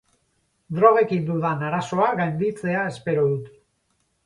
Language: Basque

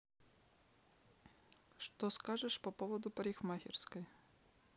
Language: Russian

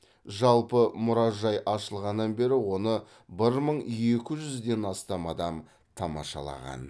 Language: Kazakh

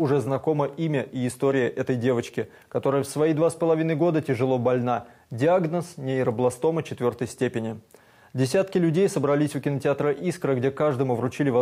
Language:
Russian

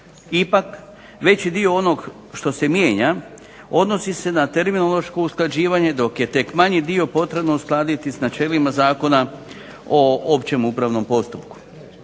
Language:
Croatian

